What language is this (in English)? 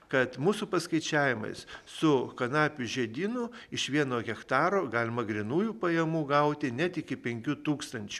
Lithuanian